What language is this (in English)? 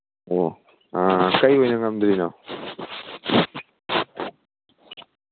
Manipuri